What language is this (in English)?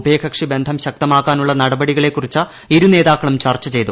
Malayalam